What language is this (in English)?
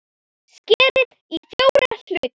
Icelandic